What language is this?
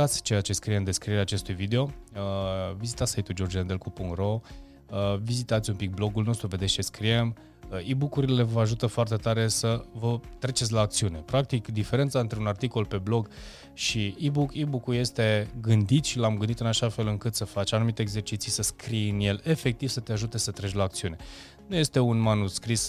Romanian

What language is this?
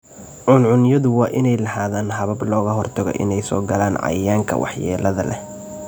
Somali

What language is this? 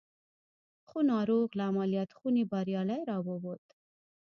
Pashto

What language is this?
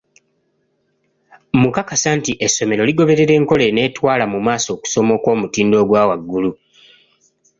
Ganda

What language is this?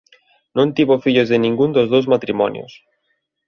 Galician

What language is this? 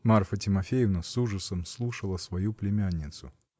Russian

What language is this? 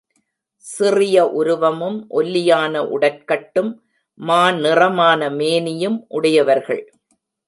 Tamil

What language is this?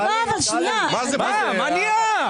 Hebrew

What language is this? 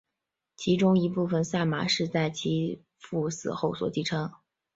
Chinese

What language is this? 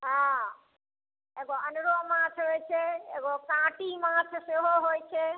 Maithili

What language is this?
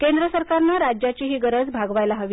Marathi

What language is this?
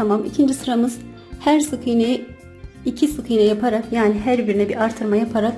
Turkish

